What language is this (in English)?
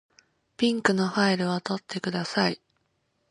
Japanese